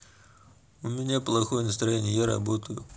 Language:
Russian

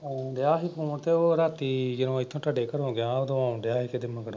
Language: Punjabi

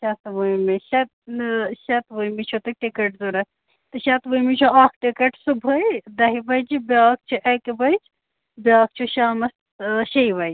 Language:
Kashmiri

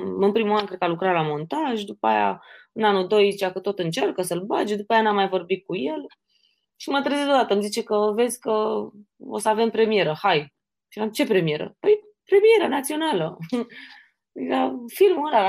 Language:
Romanian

